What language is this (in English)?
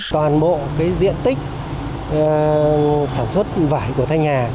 Vietnamese